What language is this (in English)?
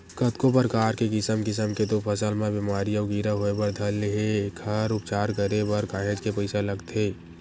Chhattisgarhi